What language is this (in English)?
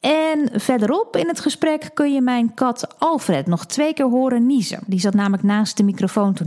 Dutch